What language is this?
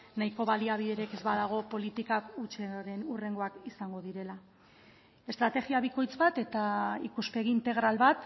Basque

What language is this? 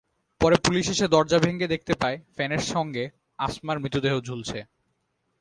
Bangla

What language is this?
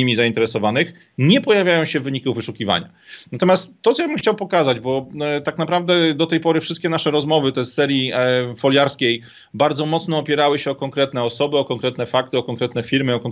Polish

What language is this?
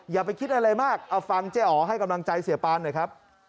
Thai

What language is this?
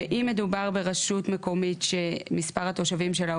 Hebrew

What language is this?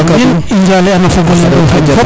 Serer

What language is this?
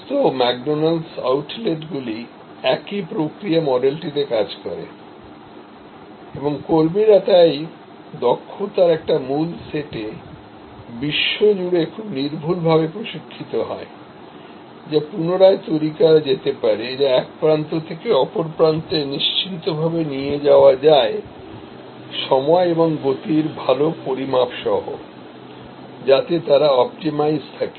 Bangla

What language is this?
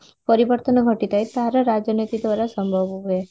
Odia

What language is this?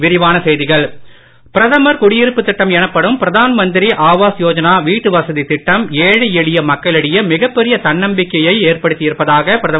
Tamil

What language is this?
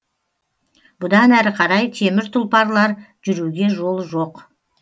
Kazakh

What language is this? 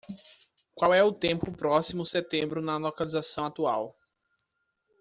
Portuguese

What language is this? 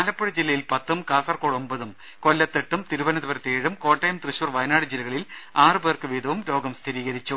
Malayalam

